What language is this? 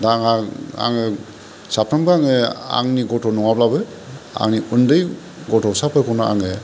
Bodo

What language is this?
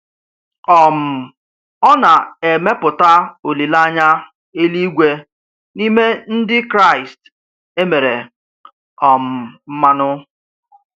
Igbo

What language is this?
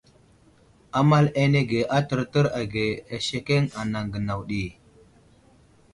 Wuzlam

